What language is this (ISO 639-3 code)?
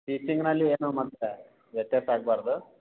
kan